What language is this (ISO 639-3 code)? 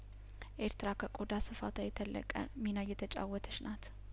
amh